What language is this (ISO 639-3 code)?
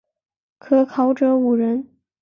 zho